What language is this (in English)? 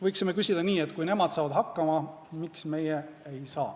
Estonian